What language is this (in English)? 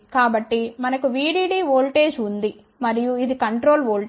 Telugu